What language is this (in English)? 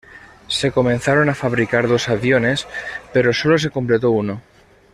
Spanish